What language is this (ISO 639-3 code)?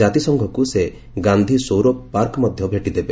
ori